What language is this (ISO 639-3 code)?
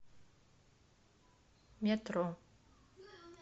rus